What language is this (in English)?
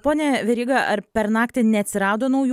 Lithuanian